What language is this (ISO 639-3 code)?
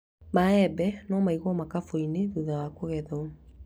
kik